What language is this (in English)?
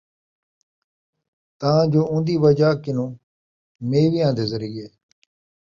Saraiki